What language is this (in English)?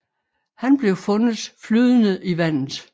Danish